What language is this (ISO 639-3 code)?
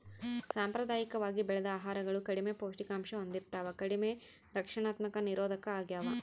kan